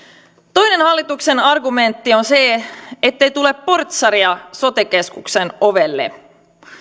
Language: Finnish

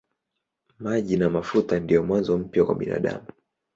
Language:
Swahili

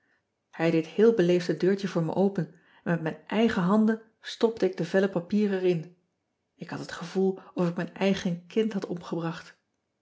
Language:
Dutch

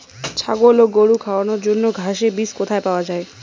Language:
Bangla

